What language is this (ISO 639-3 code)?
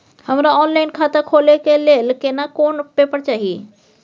mai